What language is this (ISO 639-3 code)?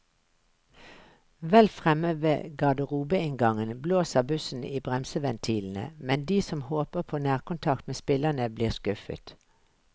nor